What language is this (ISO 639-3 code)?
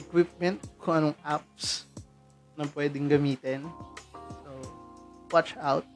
fil